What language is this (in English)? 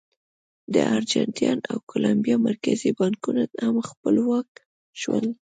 Pashto